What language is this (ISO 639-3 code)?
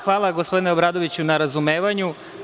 srp